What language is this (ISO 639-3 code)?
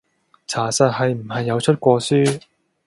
yue